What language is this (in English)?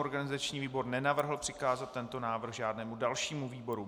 Czech